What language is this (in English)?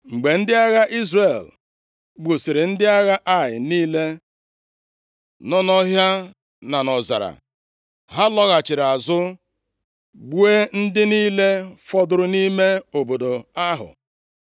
Igbo